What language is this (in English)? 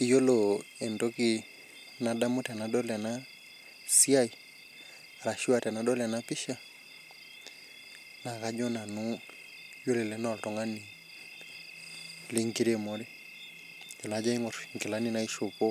Masai